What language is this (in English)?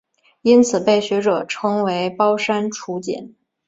Chinese